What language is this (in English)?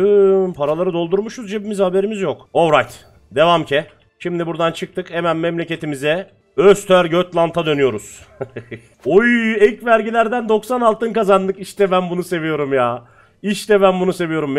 Turkish